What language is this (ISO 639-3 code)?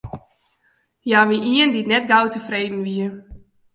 fry